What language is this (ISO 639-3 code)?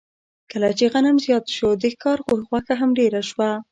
pus